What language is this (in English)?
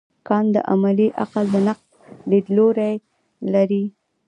Pashto